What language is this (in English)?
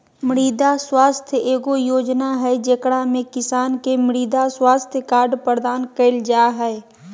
Magahi